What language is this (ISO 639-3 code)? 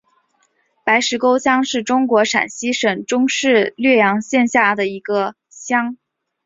zho